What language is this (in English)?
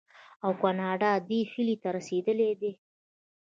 Pashto